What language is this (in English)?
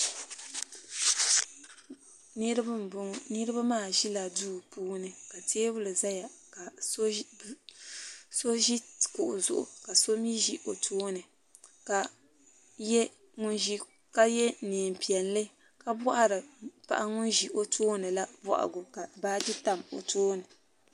Dagbani